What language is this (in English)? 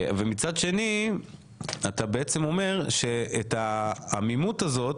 Hebrew